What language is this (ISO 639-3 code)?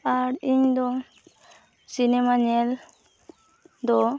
sat